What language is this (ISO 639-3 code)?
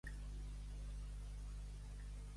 cat